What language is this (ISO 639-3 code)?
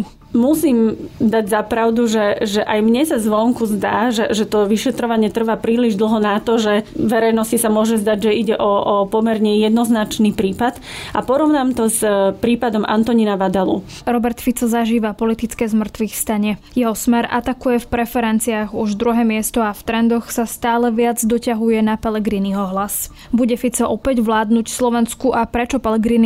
slk